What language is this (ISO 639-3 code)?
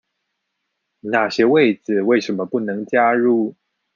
zho